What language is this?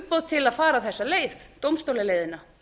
Icelandic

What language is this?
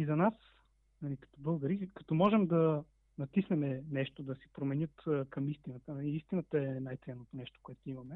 Bulgarian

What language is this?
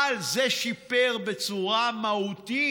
Hebrew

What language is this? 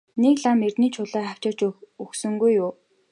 Mongolian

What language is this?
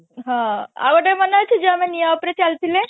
Odia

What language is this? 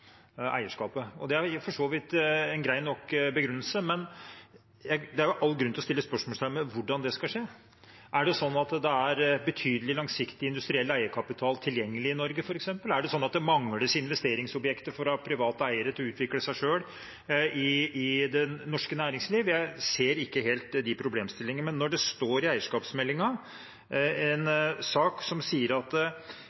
Norwegian Bokmål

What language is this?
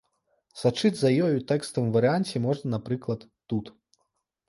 Belarusian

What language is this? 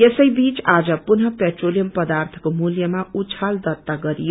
Nepali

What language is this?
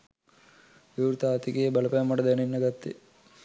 Sinhala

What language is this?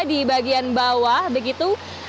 Indonesian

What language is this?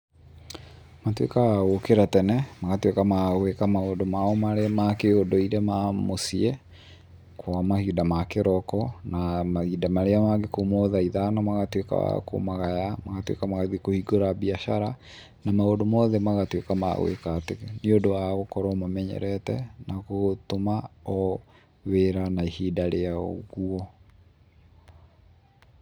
Kikuyu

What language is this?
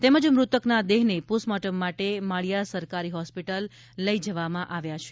Gujarati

